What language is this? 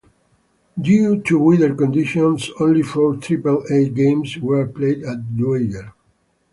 English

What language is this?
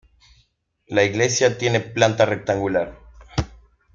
Spanish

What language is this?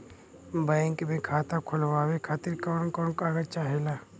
Bhojpuri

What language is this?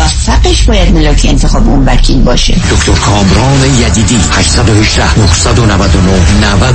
Persian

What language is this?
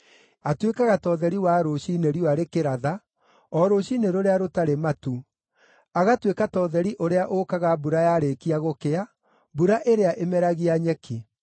Kikuyu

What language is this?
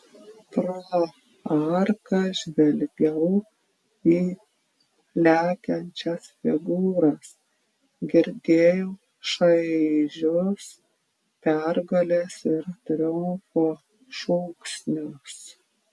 Lithuanian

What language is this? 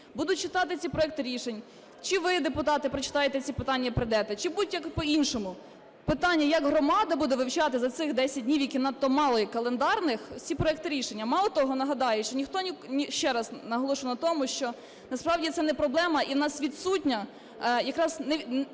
Ukrainian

